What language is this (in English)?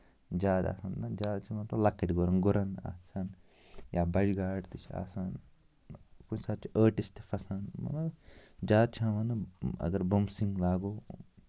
Kashmiri